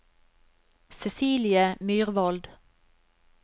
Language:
Norwegian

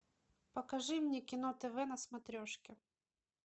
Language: Russian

